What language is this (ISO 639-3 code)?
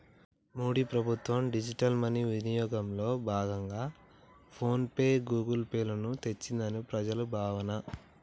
tel